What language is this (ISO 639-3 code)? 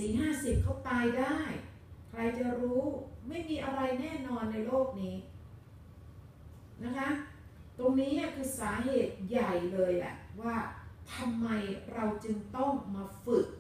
tha